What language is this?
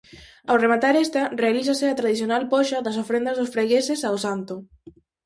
Galician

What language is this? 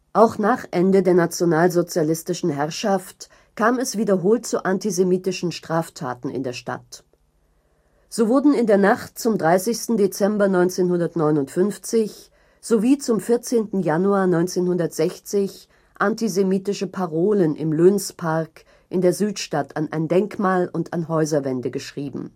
German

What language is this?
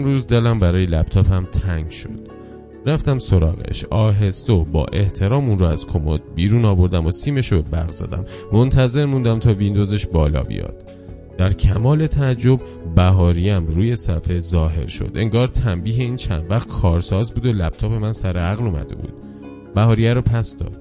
Persian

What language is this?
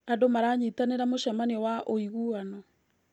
Kikuyu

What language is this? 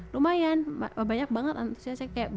Indonesian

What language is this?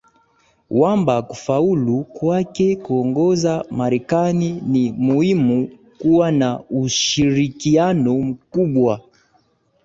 Swahili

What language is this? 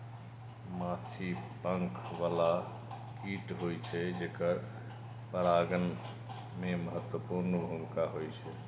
Maithili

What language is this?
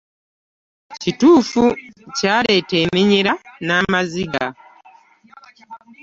Ganda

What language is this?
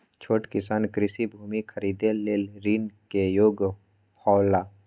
Maithili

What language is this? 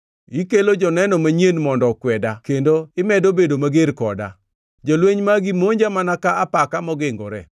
Luo (Kenya and Tanzania)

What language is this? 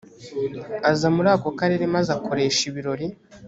Kinyarwanda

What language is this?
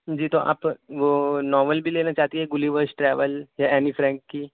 Urdu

